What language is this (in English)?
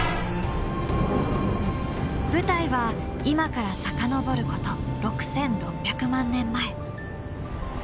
Japanese